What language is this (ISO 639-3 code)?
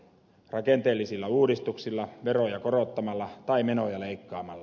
fin